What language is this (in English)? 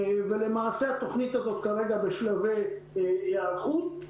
Hebrew